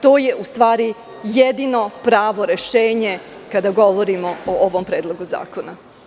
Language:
Serbian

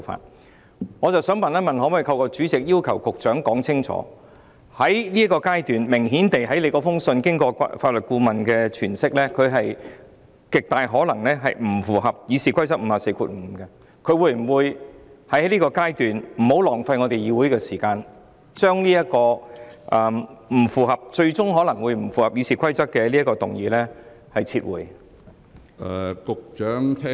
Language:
Cantonese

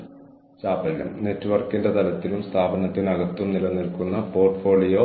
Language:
Malayalam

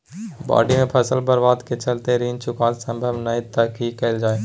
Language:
Maithili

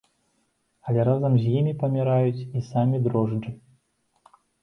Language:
Belarusian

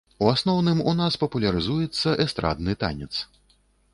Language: Belarusian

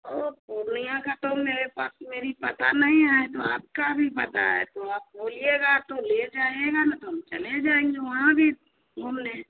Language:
Hindi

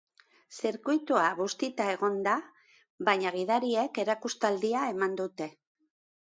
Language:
Basque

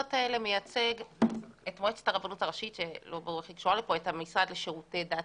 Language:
Hebrew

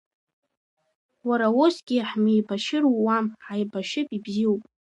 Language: Abkhazian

